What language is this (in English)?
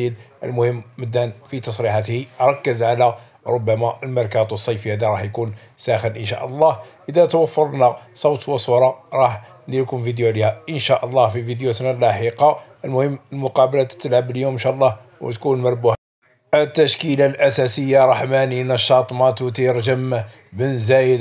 Arabic